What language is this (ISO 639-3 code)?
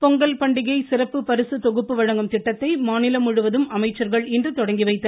tam